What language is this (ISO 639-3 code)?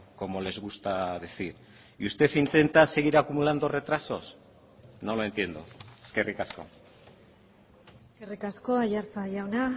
spa